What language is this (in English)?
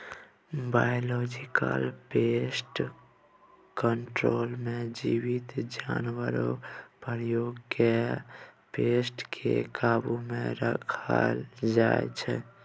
Maithili